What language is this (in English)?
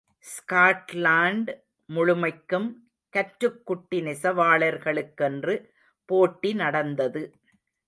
Tamil